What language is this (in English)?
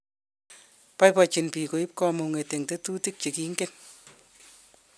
Kalenjin